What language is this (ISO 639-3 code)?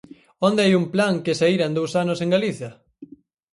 glg